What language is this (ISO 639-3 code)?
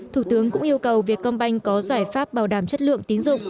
vie